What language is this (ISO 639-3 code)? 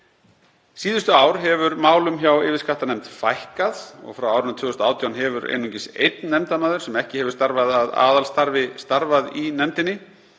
isl